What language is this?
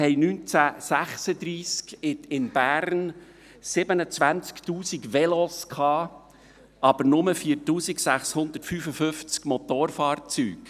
Swiss German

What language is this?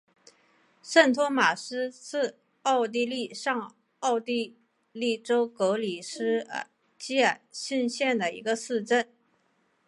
Chinese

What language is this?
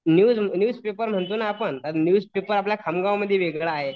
Marathi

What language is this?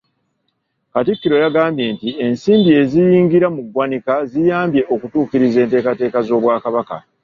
Ganda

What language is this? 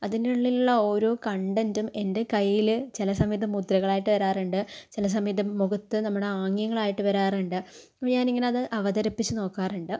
Malayalam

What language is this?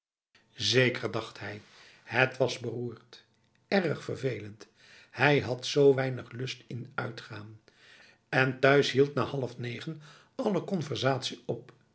Dutch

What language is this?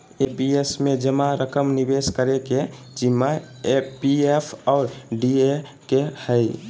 Magahi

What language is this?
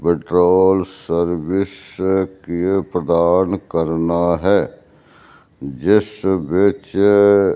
Punjabi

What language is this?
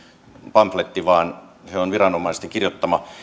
Finnish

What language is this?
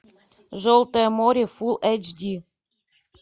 Russian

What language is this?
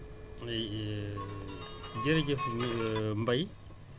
Wolof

